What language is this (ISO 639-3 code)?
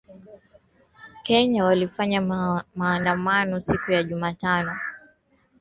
swa